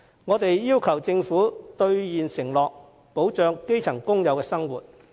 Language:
Cantonese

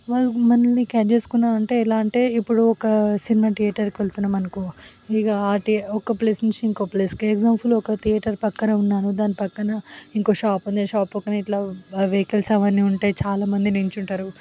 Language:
Telugu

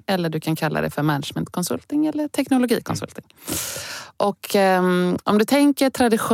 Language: Swedish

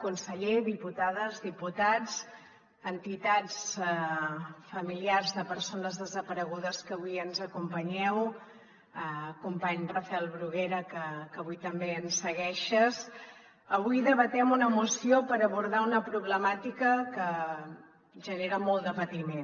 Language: Catalan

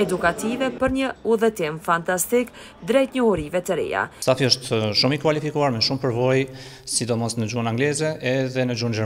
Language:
Romanian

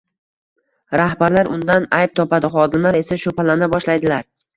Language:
Uzbek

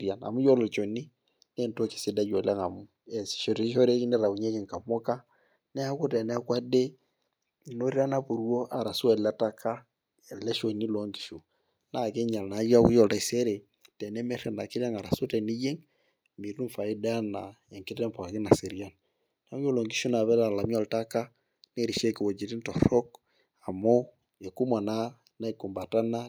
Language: Masai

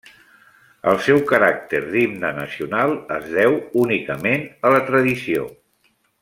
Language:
Catalan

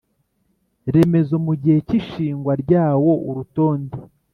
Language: Kinyarwanda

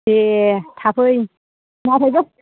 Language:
Bodo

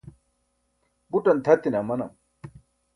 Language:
Burushaski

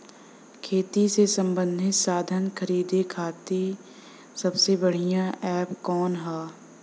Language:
Bhojpuri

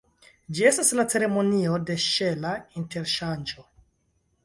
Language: Esperanto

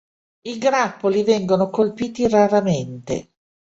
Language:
Italian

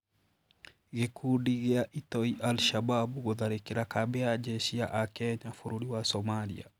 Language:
Kikuyu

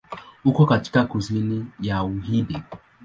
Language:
Swahili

